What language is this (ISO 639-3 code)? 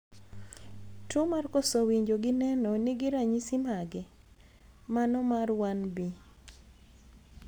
luo